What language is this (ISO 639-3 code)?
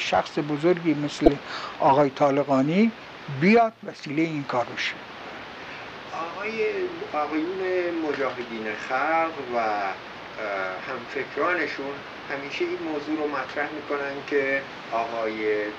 fas